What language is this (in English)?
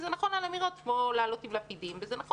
Hebrew